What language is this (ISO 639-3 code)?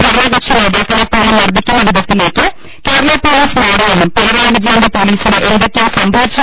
mal